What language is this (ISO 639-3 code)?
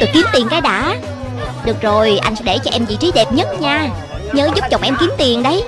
vie